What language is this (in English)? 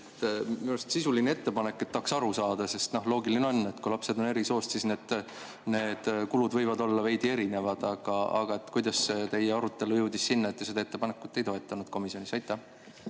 Estonian